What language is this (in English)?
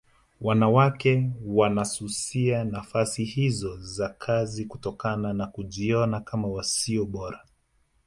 Swahili